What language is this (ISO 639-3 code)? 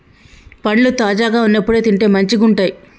tel